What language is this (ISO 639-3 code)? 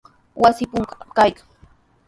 qws